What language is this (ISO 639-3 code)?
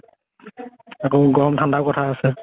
asm